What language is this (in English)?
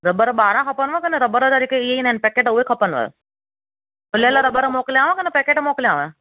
Sindhi